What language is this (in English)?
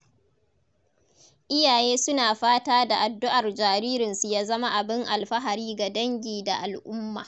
Hausa